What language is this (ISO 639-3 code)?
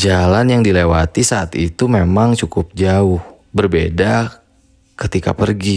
ind